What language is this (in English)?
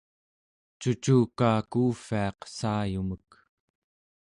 Central Yupik